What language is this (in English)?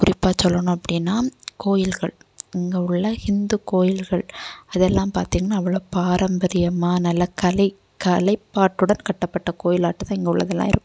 Tamil